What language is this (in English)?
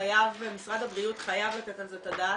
Hebrew